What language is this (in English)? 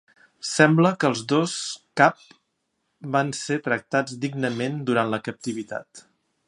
Catalan